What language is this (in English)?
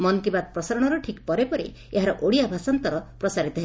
Odia